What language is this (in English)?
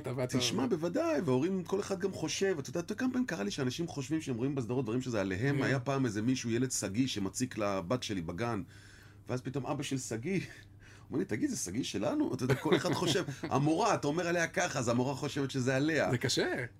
Hebrew